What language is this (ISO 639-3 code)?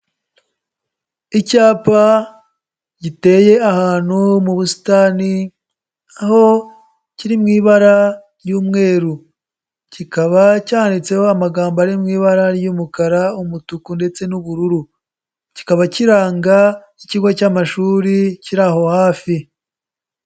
kin